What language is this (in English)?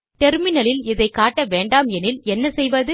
Tamil